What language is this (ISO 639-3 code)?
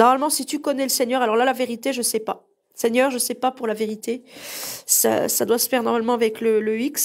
fra